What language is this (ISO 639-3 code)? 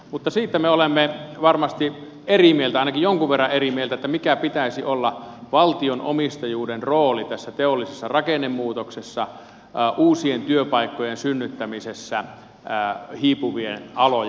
fin